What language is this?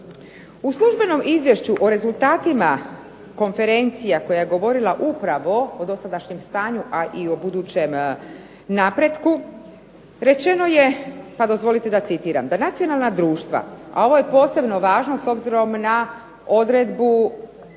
Croatian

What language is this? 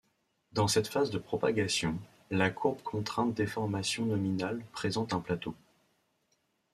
French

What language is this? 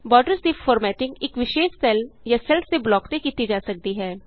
Punjabi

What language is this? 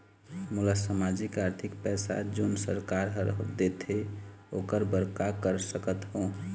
Chhattisgarhi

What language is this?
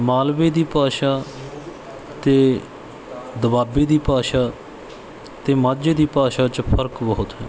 Punjabi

